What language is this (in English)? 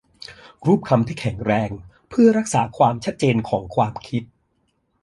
Thai